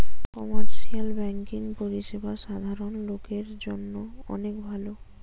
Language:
Bangla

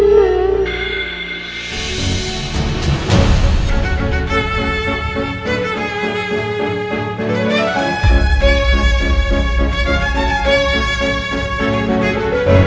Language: Indonesian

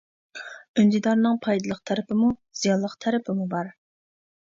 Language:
Uyghur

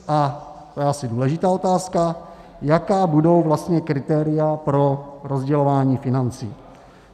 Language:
Czech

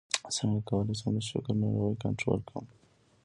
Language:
Pashto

